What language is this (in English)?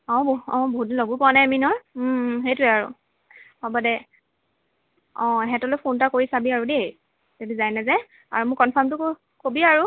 Assamese